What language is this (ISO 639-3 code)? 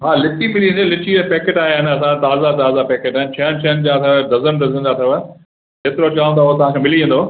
snd